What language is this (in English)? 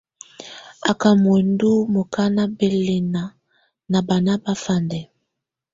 Tunen